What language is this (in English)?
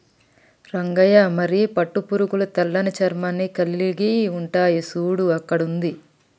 Telugu